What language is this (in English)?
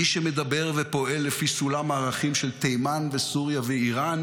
Hebrew